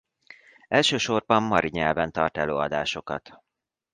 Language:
Hungarian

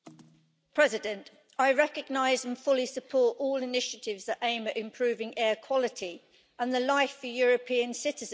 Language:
English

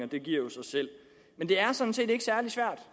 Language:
Danish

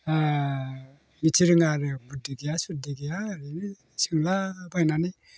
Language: Bodo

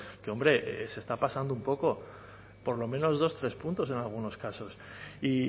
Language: Spanish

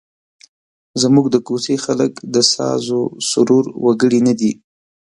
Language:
Pashto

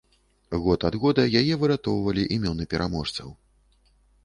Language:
Belarusian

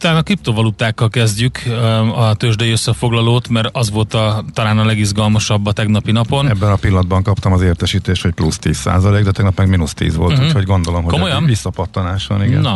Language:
Hungarian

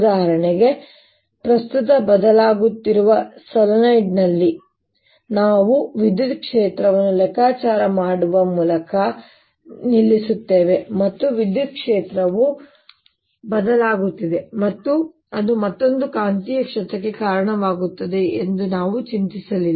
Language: Kannada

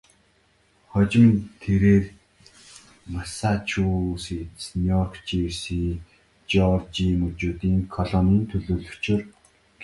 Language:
Mongolian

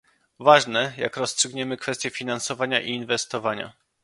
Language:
Polish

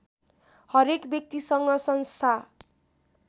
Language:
Nepali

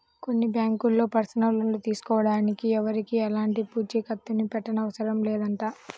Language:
Telugu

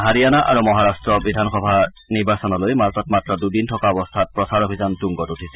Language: Assamese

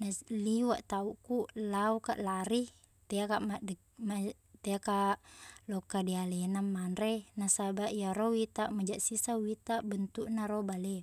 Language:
Buginese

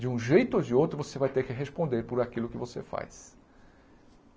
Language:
Portuguese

